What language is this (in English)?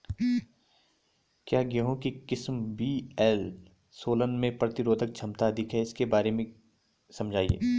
Hindi